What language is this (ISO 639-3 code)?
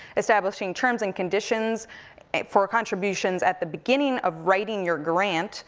eng